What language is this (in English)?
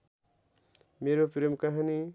Nepali